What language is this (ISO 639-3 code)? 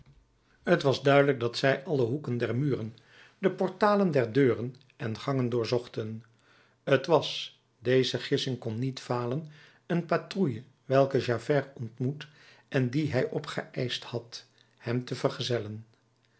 nld